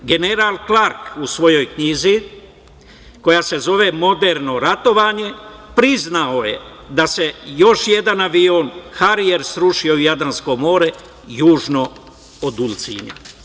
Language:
Serbian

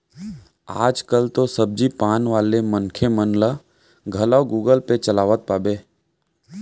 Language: Chhattisgarhi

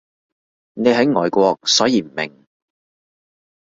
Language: Cantonese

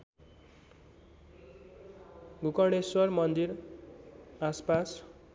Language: Nepali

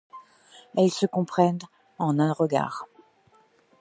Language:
French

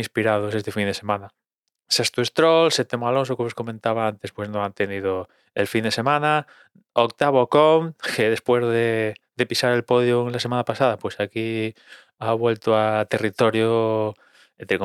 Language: Spanish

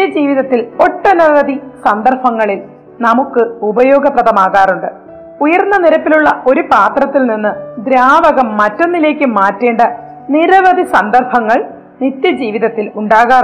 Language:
Malayalam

